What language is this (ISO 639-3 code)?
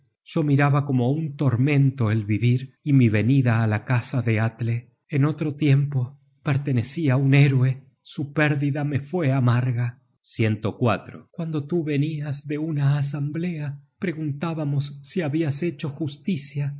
spa